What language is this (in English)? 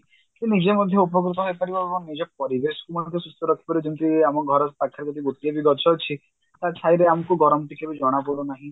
Odia